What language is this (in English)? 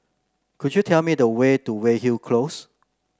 English